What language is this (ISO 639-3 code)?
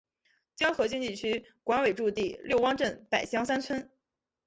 zho